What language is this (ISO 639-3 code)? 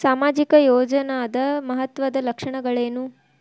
kan